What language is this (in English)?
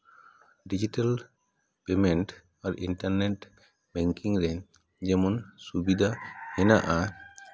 Santali